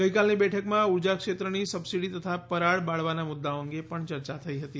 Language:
Gujarati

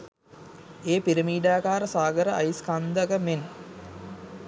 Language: Sinhala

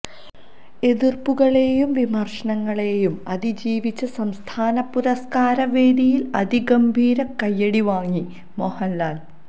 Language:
Malayalam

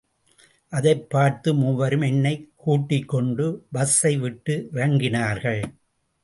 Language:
Tamil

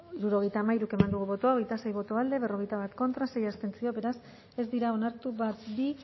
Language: Basque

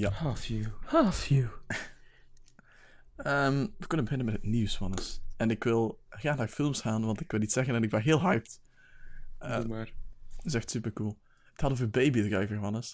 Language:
Dutch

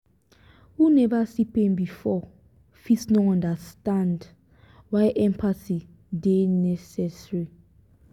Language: Nigerian Pidgin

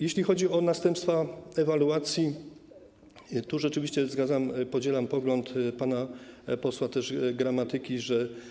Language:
Polish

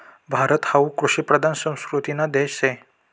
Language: Marathi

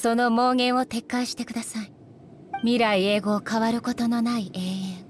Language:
Japanese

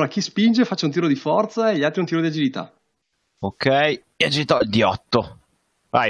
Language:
Italian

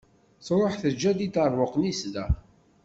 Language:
Kabyle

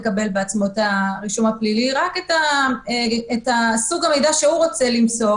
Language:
Hebrew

